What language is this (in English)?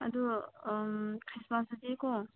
Manipuri